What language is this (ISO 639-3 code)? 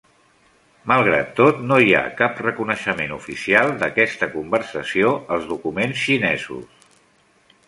cat